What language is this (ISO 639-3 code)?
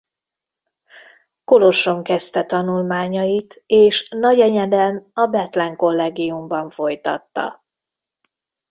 hun